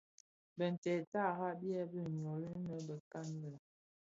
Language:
Bafia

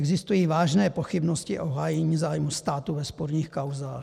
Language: Czech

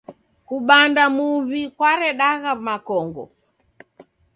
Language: Taita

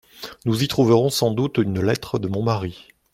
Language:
French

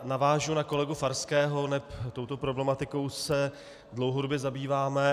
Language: Czech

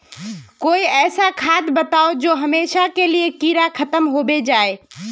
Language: Magahi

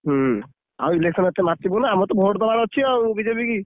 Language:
Odia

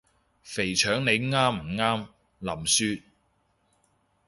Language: Cantonese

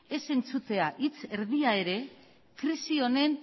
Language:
Basque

